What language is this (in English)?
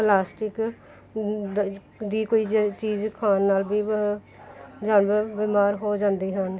Punjabi